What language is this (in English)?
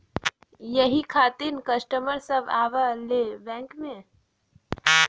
Bhojpuri